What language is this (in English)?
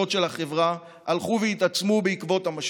Hebrew